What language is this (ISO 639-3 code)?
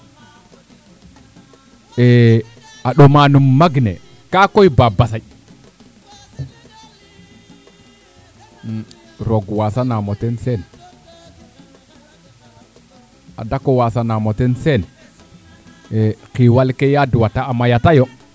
srr